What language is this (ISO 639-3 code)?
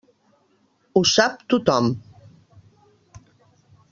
cat